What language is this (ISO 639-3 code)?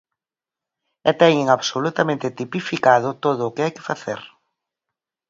glg